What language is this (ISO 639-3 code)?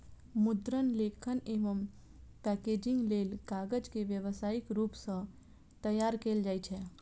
mai